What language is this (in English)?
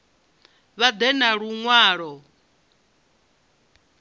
Venda